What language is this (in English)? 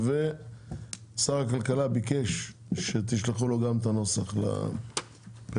Hebrew